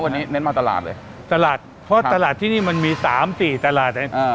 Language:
Thai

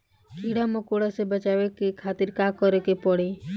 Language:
Bhojpuri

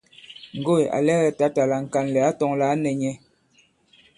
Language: Bankon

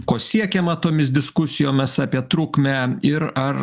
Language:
Lithuanian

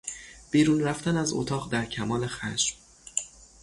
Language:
Persian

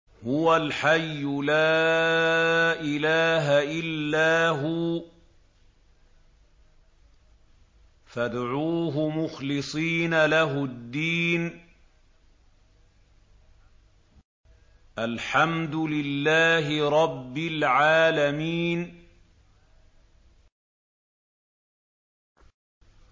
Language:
Arabic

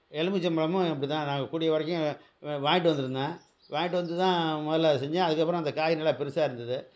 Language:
Tamil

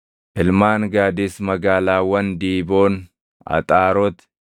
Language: Oromo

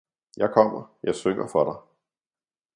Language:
Danish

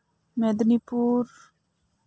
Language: Santali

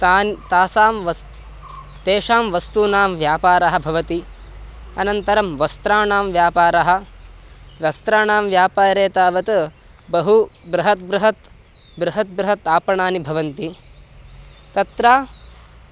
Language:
Sanskrit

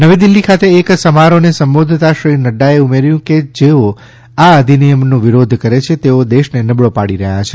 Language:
Gujarati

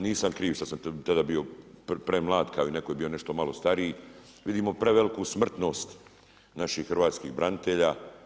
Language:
Croatian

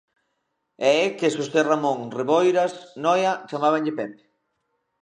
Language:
Galician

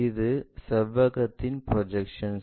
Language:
Tamil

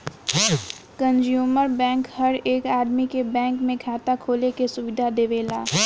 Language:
Bhojpuri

